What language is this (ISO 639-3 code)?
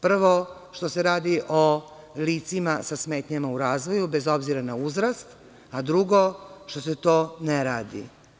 srp